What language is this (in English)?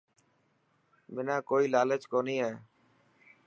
Dhatki